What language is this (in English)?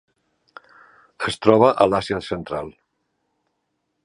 Catalan